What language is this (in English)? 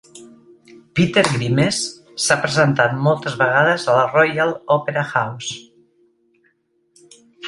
Catalan